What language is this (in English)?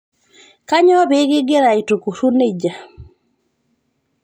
Masai